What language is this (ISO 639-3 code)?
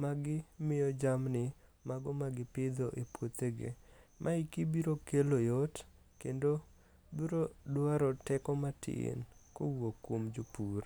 luo